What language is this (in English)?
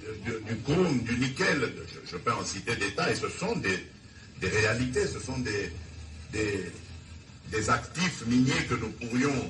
French